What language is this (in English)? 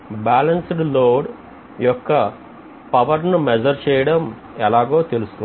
Telugu